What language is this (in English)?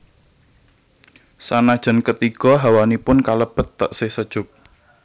Javanese